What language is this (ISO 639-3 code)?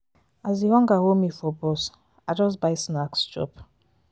pcm